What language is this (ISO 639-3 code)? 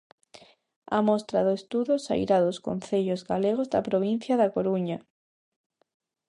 glg